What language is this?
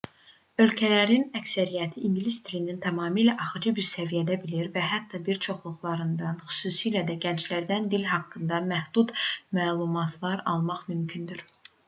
Azerbaijani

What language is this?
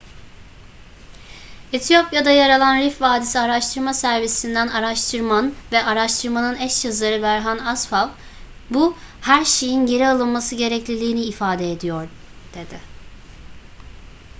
Turkish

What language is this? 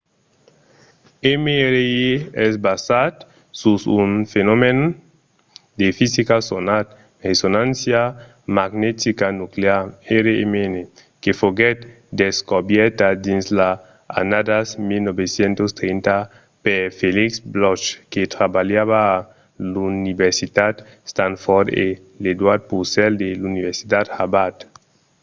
Occitan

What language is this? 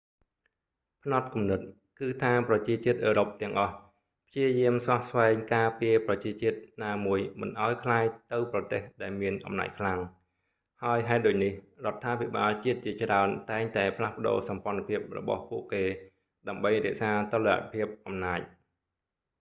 Khmer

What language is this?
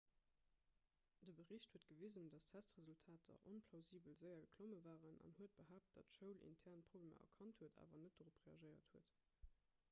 Luxembourgish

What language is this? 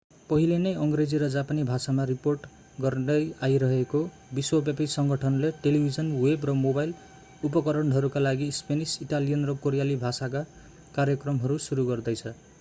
Nepali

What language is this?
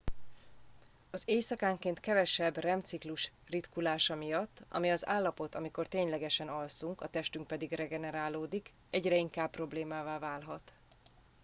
Hungarian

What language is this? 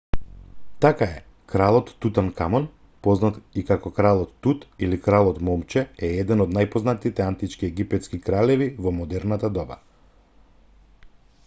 Macedonian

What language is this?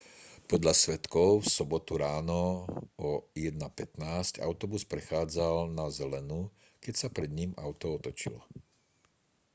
Slovak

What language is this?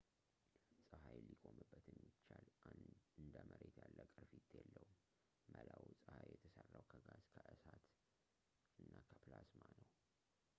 Amharic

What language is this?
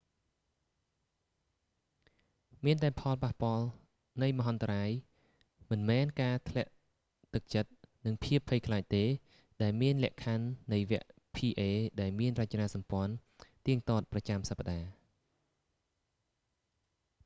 Khmer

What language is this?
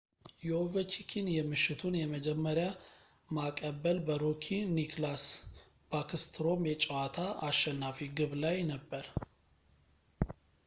Amharic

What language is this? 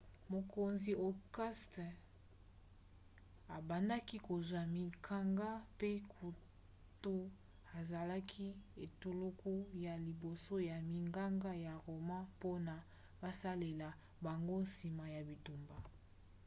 Lingala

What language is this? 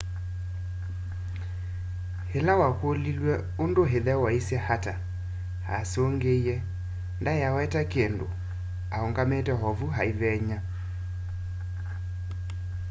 Kamba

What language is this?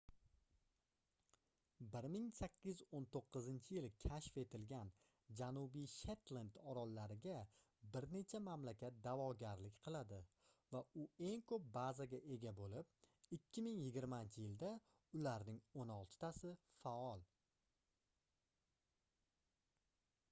Uzbek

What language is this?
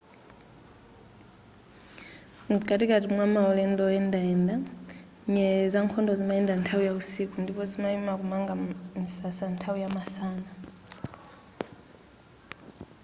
Nyanja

